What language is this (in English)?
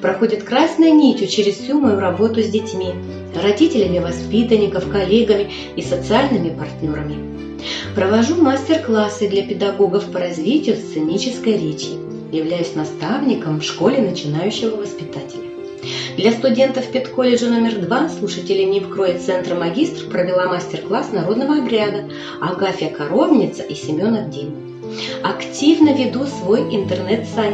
Russian